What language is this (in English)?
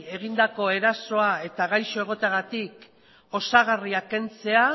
Basque